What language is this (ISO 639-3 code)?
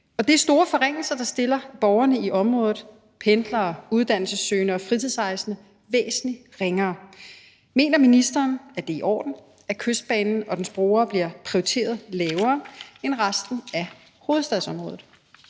dan